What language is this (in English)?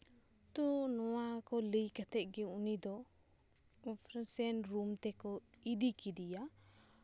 Santali